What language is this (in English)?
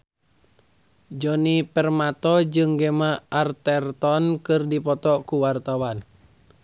Sundanese